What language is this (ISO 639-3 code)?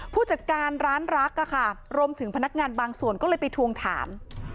tha